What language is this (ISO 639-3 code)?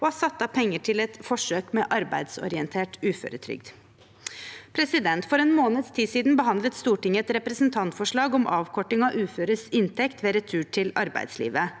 nor